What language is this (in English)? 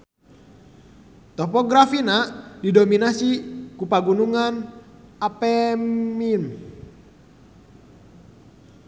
Sundanese